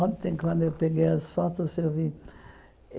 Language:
Portuguese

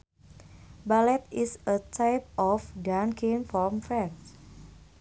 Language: Sundanese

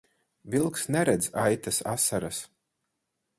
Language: Latvian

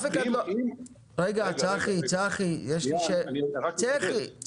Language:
Hebrew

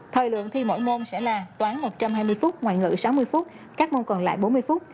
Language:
Vietnamese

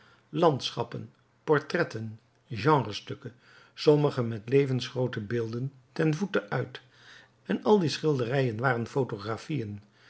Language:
Dutch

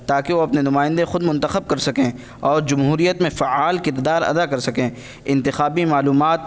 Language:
Urdu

